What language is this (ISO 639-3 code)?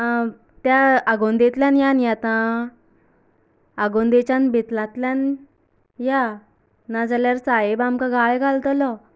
kok